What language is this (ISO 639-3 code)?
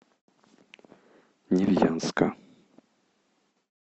rus